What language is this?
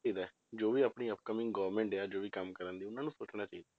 Punjabi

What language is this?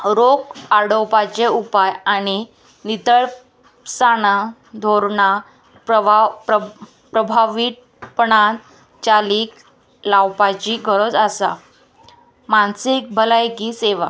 Konkani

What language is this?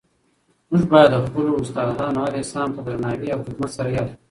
Pashto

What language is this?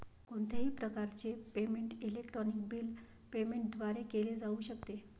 Marathi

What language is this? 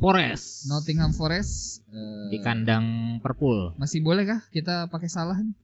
Indonesian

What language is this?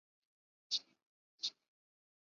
Chinese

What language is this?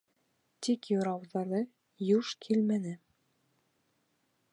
Bashkir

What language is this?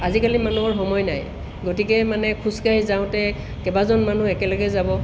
Assamese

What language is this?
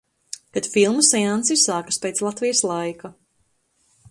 Latvian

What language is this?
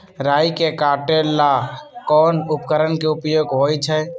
Magahi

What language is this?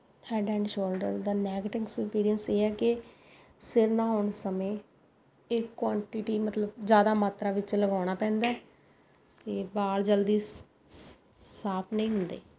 Punjabi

